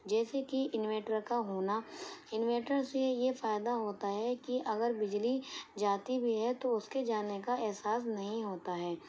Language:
Urdu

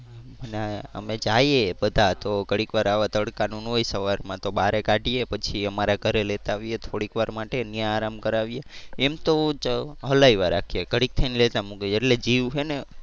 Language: Gujarati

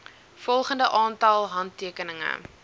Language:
Afrikaans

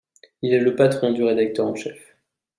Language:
French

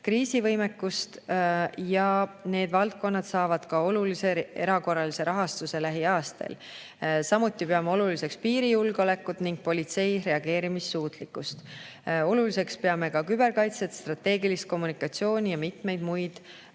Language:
Estonian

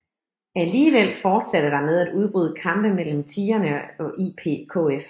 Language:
Danish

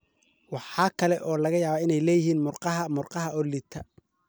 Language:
Somali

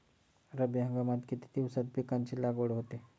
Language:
Marathi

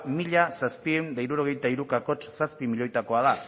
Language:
Basque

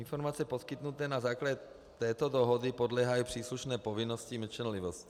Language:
Czech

